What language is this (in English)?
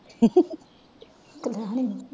Punjabi